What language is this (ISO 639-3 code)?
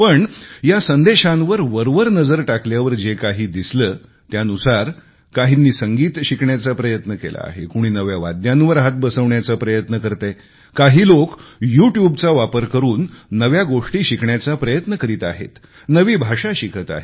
mar